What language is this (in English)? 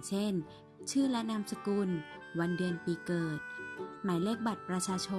Thai